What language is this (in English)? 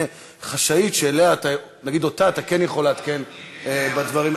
Hebrew